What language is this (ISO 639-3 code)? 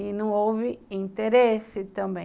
por